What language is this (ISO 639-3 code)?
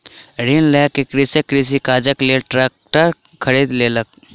mai